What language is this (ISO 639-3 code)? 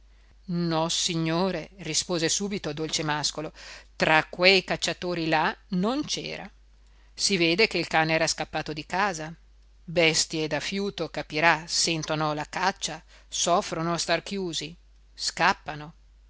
ita